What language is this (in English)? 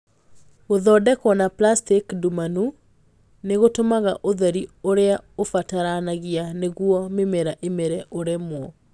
Kikuyu